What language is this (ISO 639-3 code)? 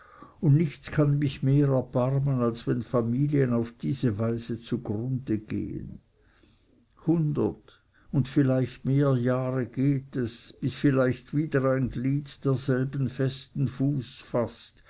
deu